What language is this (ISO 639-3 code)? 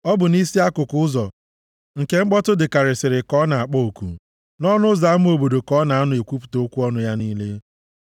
ibo